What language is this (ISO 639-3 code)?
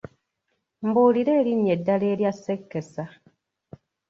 lug